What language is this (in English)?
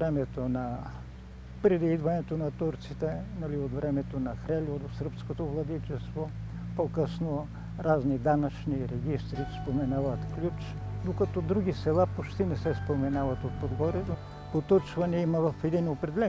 Bulgarian